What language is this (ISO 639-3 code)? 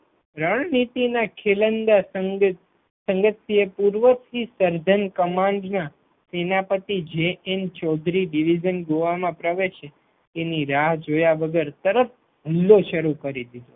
guj